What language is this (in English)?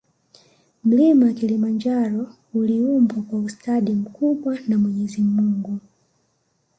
Swahili